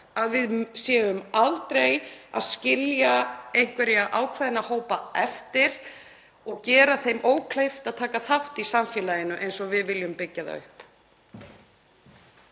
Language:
Icelandic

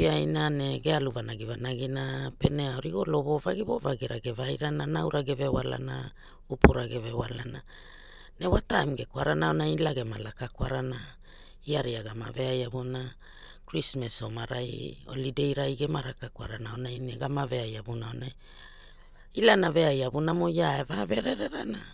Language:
Hula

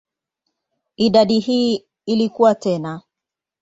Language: Swahili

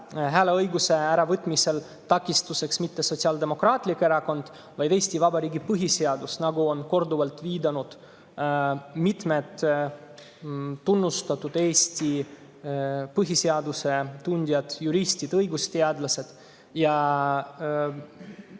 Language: Estonian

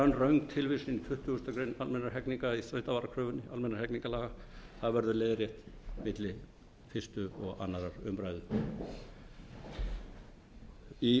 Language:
Icelandic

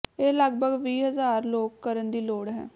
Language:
Punjabi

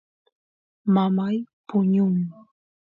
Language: Santiago del Estero Quichua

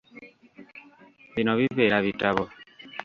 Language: Ganda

